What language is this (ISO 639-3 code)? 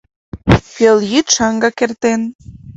chm